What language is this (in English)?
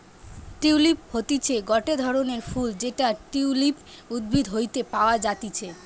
Bangla